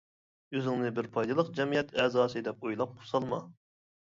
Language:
Uyghur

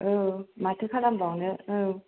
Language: Bodo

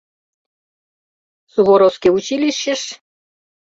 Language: Mari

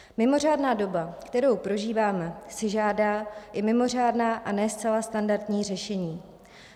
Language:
Czech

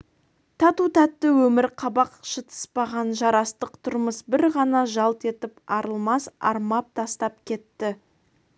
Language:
Kazakh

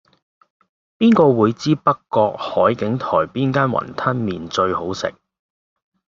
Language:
Cantonese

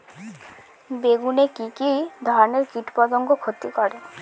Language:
Bangla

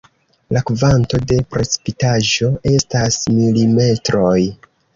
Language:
Esperanto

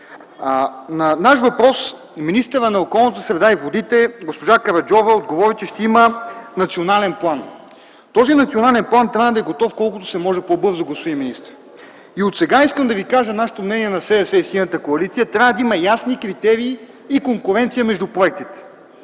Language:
Bulgarian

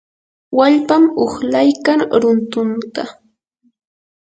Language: Yanahuanca Pasco Quechua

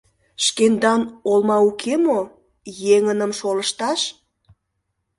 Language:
Mari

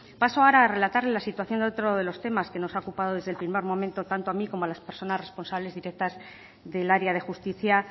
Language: Spanish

